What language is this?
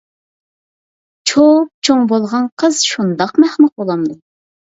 Uyghur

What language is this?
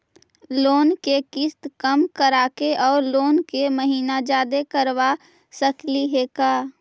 Magahi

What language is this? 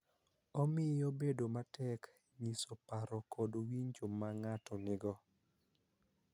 Luo (Kenya and Tanzania)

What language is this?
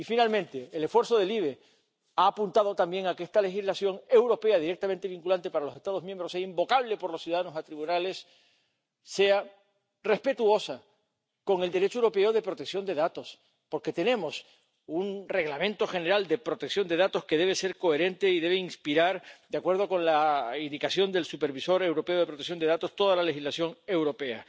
Spanish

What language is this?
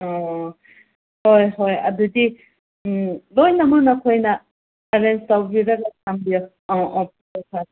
Manipuri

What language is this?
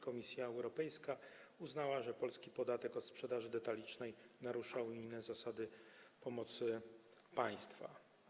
Polish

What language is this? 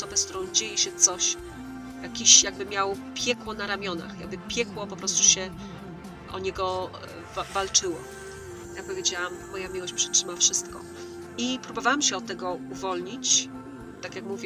Polish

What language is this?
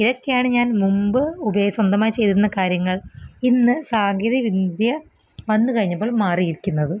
Malayalam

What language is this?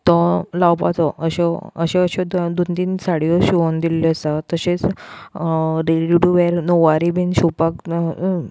Konkani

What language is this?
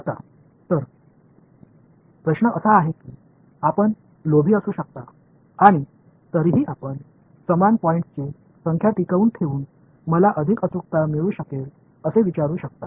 Marathi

